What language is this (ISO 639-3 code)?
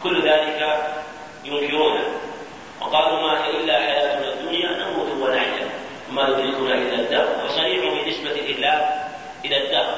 ara